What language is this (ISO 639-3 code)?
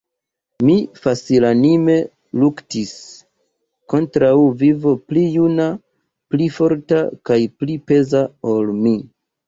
epo